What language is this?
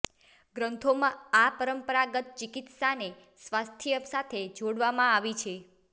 Gujarati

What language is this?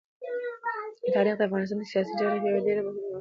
Pashto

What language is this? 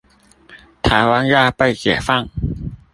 Chinese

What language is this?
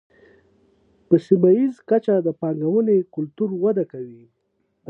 Pashto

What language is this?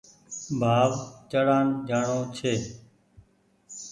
Goaria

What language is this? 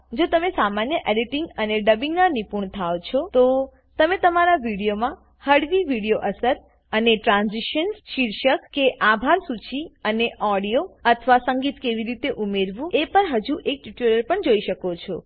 Gujarati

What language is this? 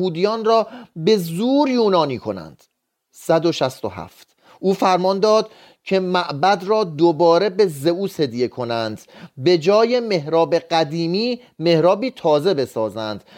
Persian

